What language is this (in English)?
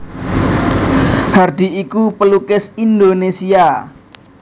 Javanese